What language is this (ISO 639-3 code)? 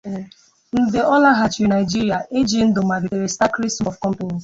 ibo